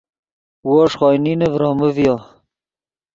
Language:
Yidgha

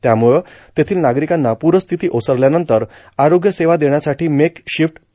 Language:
Marathi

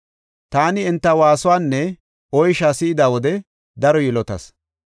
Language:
Gofa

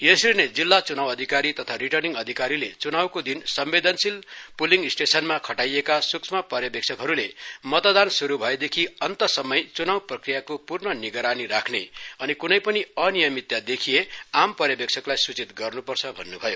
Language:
Nepali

